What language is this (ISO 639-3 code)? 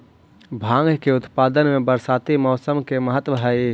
mag